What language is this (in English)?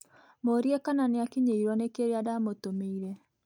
Kikuyu